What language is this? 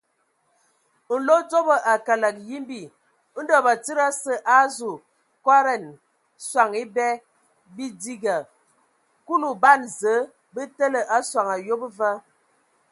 Ewondo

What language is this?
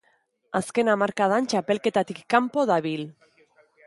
Basque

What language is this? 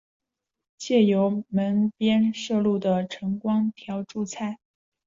Chinese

